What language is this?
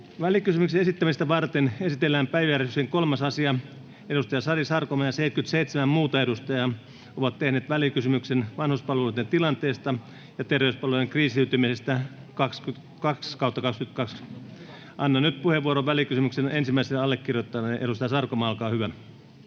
Finnish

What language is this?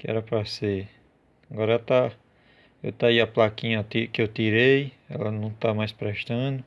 Portuguese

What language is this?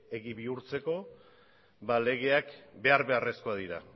Basque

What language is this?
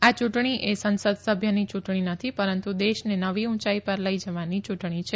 Gujarati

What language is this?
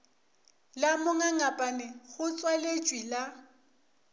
Northern Sotho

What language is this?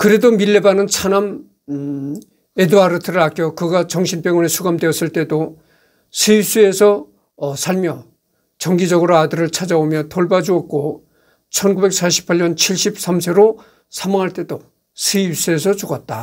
Korean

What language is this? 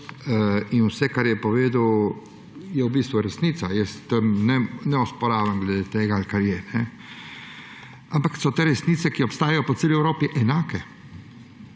Slovenian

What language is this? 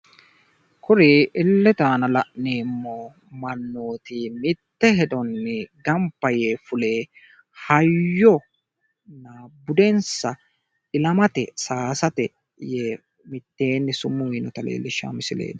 Sidamo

